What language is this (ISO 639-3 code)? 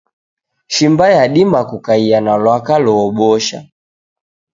dav